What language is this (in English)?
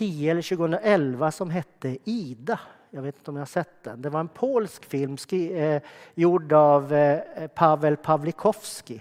Swedish